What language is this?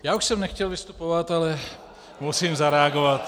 Czech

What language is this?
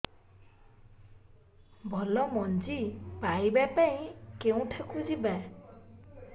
Odia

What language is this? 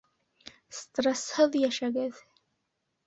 Bashkir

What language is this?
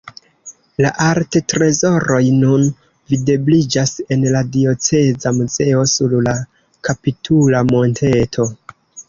Esperanto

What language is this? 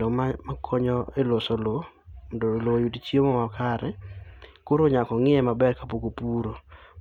Luo (Kenya and Tanzania)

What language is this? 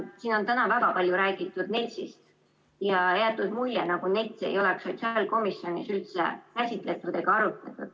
Estonian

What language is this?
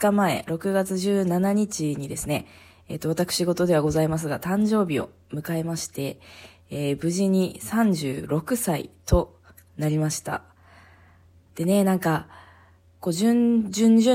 Japanese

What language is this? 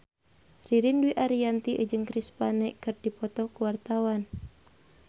Sundanese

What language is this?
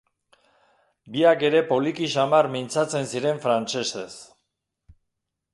Basque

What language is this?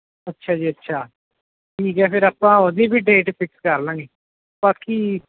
Punjabi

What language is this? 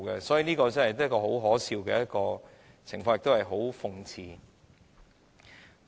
Cantonese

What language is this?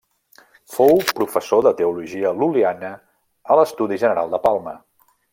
Catalan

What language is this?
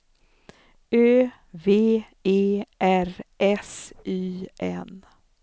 Swedish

